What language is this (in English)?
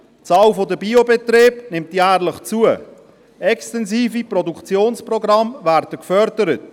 Swiss German